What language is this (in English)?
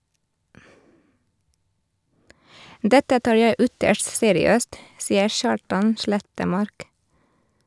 Norwegian